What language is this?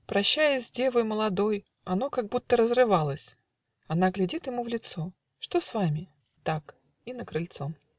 Russian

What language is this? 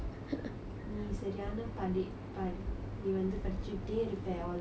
English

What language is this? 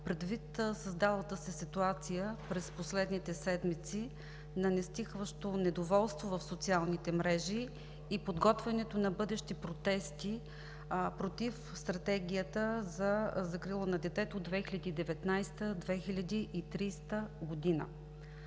Bulgarian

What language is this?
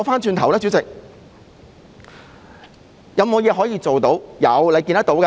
Cantonese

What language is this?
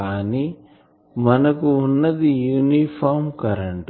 Telugu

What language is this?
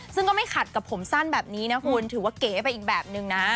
Thai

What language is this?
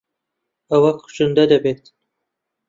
Central Kurdish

